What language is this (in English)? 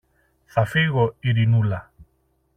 Greek